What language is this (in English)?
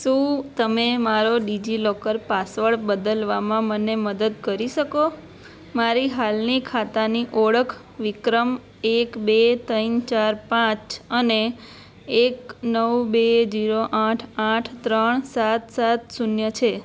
Gujarati